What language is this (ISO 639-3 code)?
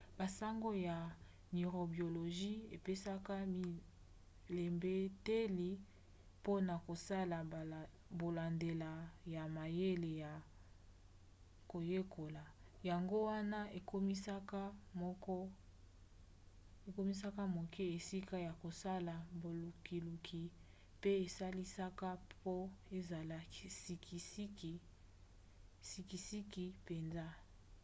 lin